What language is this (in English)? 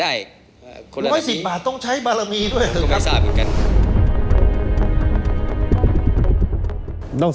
Thai